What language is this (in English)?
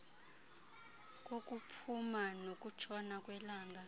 Xhosa